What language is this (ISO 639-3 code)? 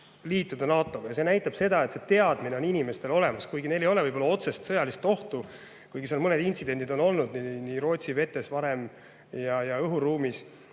est